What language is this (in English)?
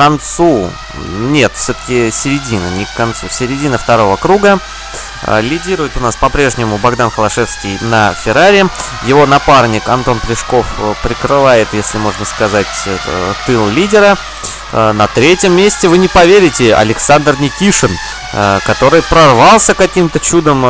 Russian